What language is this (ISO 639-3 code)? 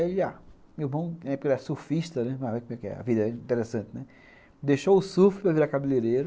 por